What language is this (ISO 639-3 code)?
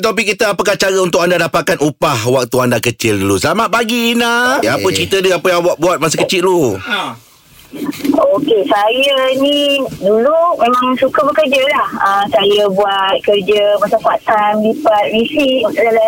msa